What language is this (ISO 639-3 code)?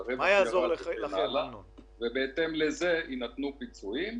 heb